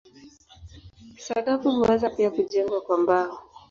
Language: Swahili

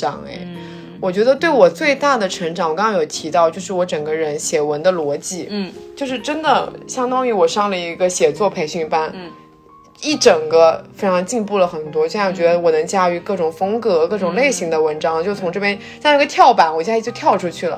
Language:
Chinese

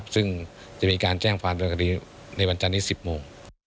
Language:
Thai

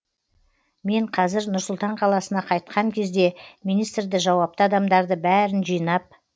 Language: Kazakh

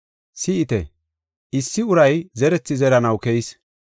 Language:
Gofa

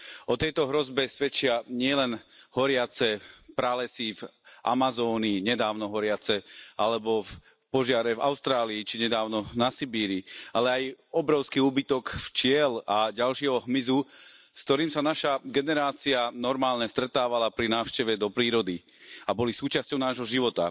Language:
Slovak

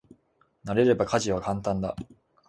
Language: Japanese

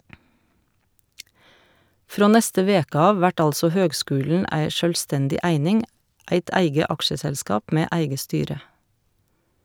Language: Norwegian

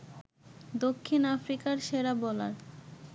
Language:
Bangla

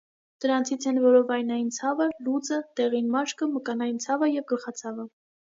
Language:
Armenian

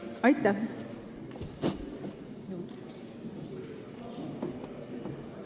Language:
Estonian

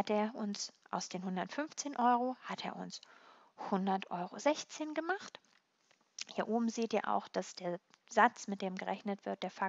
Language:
German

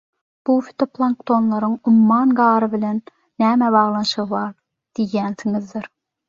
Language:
Turkmen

